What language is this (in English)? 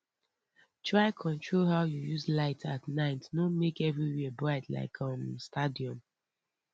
Nigerian Pidgin